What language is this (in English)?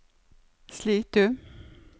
Norwegian